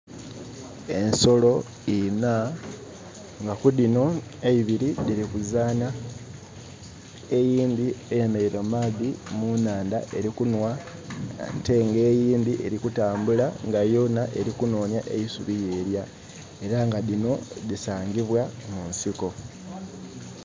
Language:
Soga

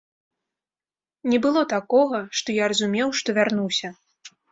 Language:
Belarusian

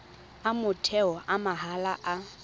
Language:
Tswana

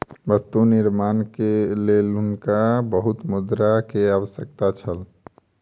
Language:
Maithili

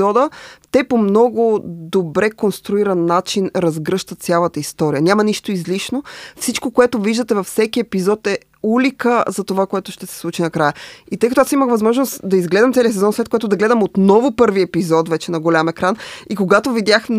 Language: Bulgarian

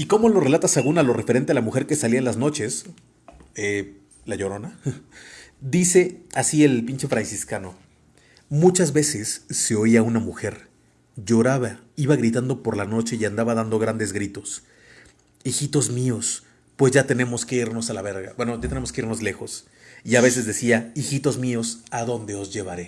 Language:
Spanish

